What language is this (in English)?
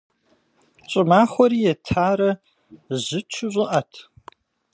Kabardian